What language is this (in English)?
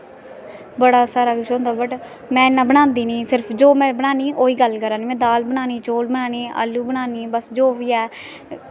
Dogri